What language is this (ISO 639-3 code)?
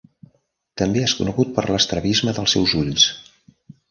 cat